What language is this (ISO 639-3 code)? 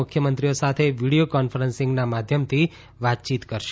guj